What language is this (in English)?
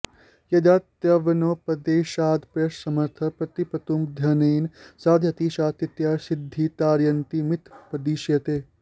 Sanskrit